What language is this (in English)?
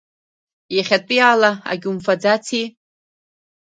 Abkhazian